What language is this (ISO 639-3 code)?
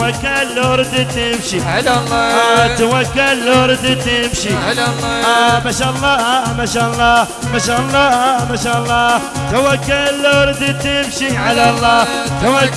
ara